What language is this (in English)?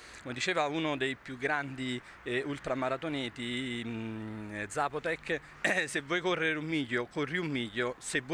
Italian